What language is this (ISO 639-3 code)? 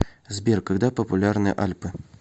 rus